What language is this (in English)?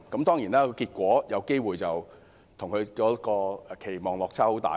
Cantonese